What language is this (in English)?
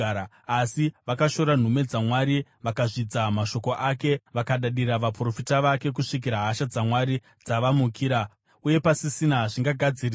Shona